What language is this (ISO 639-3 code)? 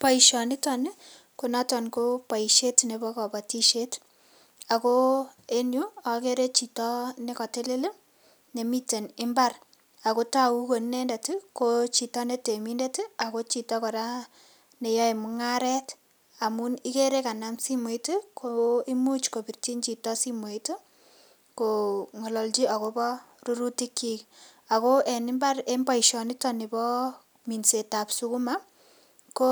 kln